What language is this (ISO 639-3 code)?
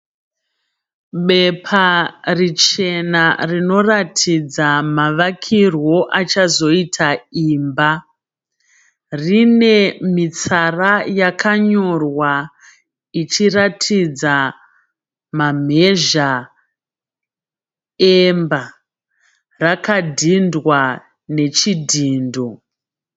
sna